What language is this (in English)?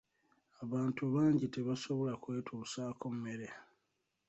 Ganda